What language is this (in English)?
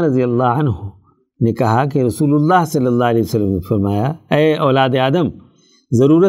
Urdu